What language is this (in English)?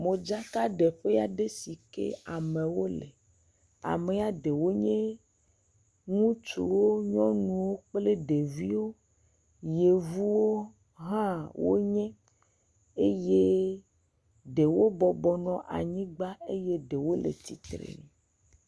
Ewe